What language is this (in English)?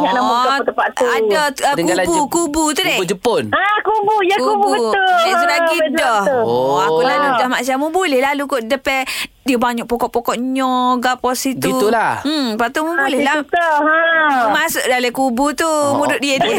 Malay